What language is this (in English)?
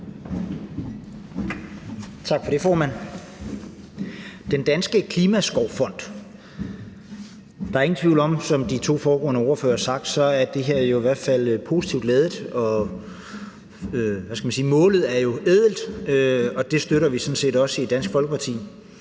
Danish